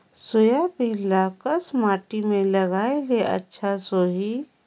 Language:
Chhattisgarhi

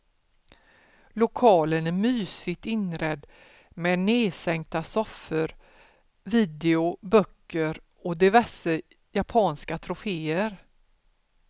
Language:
Swedish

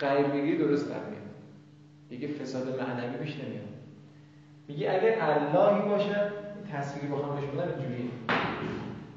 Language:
Persian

